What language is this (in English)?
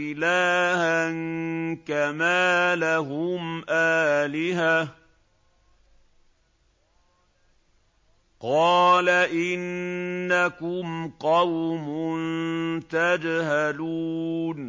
Arabic